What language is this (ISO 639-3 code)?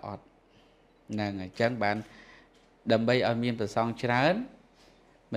vie